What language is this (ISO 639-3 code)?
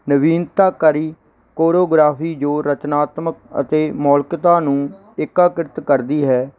pan